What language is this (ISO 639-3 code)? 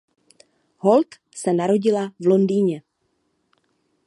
ces